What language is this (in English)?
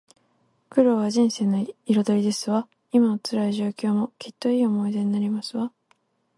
Japanese